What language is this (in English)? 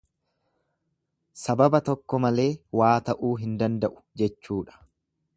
Oromo